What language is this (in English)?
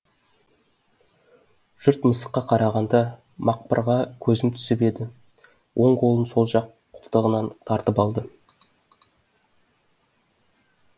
Kazakh